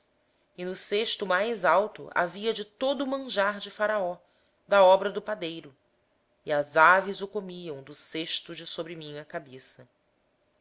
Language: Portuguese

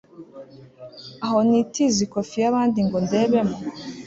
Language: Kinyarwanda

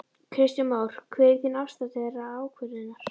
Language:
Icelandic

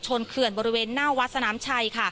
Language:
Thai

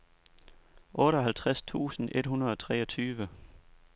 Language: Danish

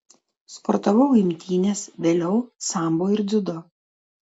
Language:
Lithuanian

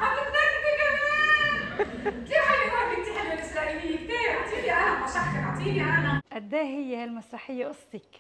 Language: Arabic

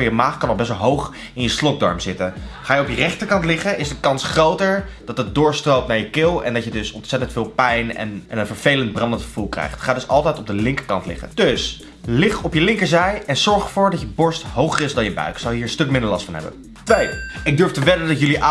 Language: Dutch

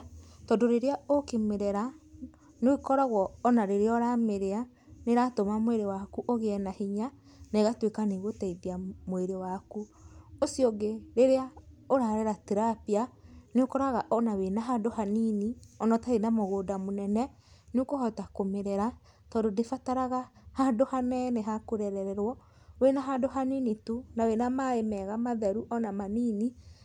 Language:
Kikuyu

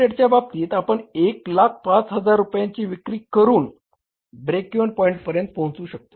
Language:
Marathi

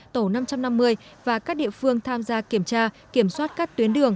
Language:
Vietnamese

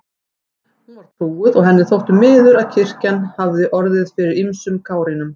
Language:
Icelandic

